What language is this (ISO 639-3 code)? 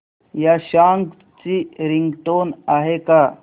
mar